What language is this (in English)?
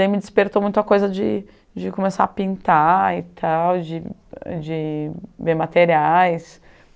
Portuguese